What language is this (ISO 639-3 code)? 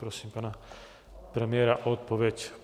ces